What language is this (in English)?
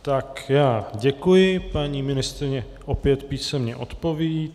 Czech